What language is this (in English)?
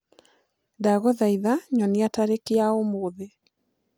Kikuyu